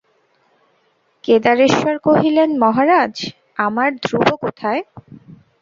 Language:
Bangla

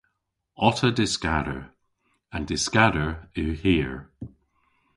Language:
Cornish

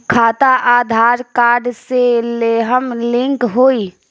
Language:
Bhojpuri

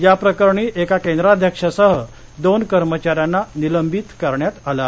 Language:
Marathi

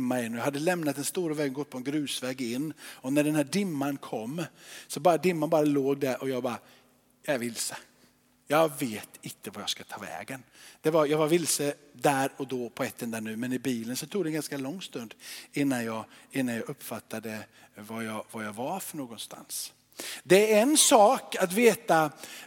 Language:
Swedish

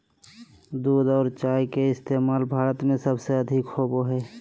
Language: Magahi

